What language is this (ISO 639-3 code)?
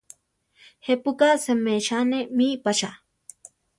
tar